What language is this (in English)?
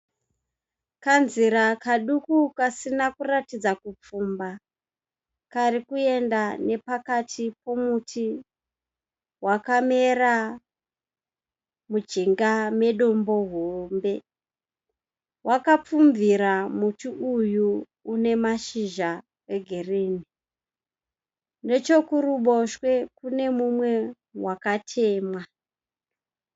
Shona